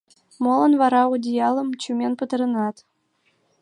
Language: Mari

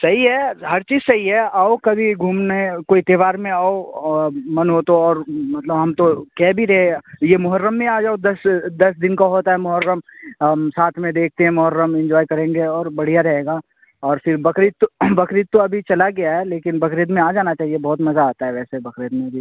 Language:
Urdu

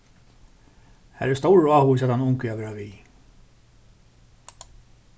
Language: Faroese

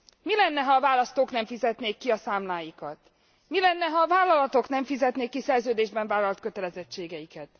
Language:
Hungarian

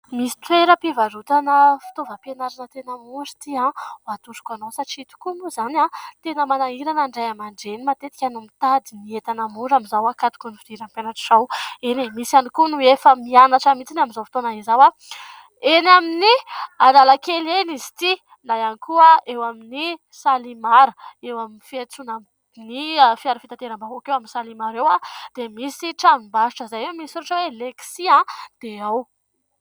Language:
Malagasy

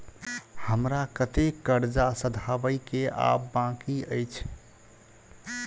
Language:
Maithili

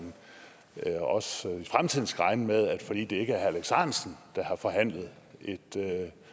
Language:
Danish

